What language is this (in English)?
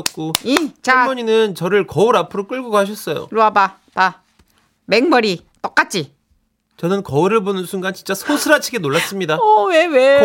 Korean